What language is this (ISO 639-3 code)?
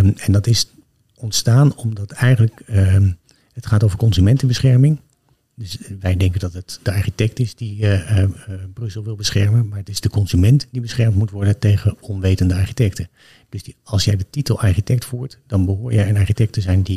nld